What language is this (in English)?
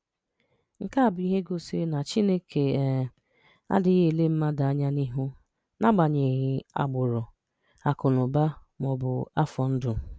Igbo